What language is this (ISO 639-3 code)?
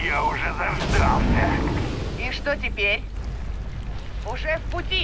rus